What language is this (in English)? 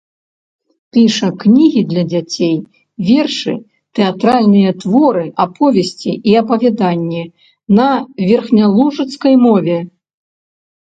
Belarusian